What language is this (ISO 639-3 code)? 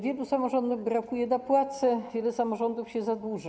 pol